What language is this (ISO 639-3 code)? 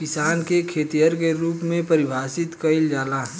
bho